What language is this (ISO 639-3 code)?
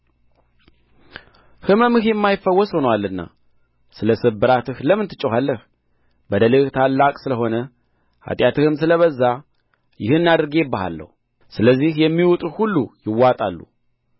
amh